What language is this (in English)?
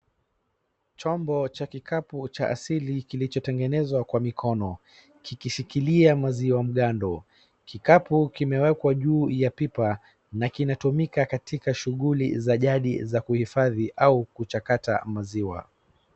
Swahili